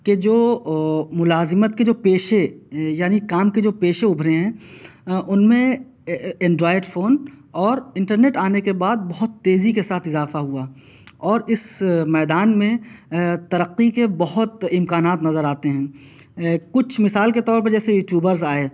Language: Urdu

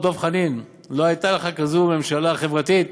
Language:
Hebrew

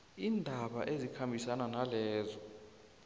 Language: South Ndebele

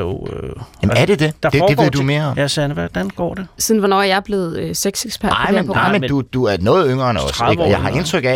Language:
Danish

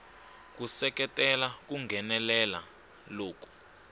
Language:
Tsonga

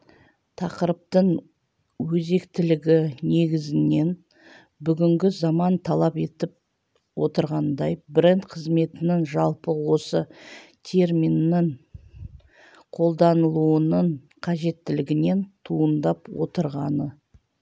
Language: Kazakh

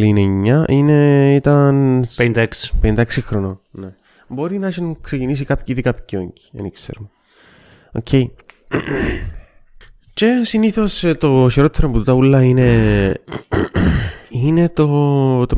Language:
Greek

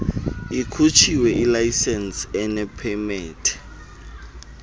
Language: Xhosa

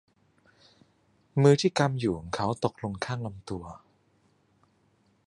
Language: Thai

